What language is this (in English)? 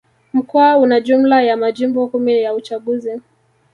Swahili